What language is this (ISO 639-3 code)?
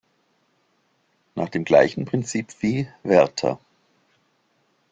deu